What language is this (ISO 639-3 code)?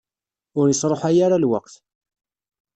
kab